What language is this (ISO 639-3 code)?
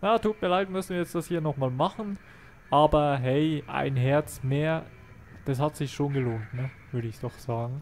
deu